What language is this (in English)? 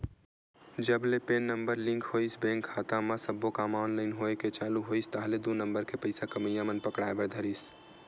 Chhattisgarhi